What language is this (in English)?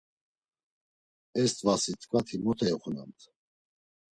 Laz